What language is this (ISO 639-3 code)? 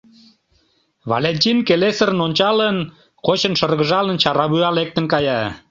chm